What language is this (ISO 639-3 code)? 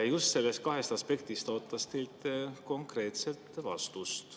est